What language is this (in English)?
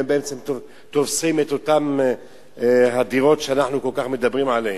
Hebrew